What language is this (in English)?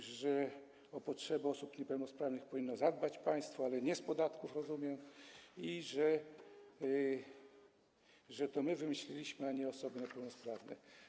Polish